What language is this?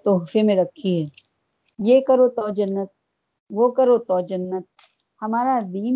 Urdu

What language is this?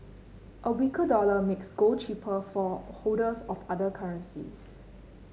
English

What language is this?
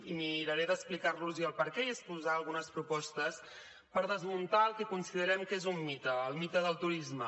Catalan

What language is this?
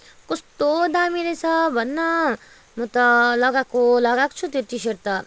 Nepali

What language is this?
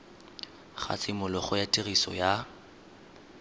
Tswana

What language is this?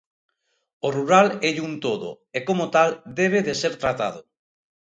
Galician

